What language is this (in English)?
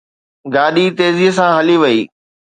Sindhi